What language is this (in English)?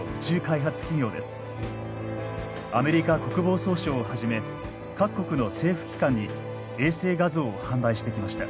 Japanese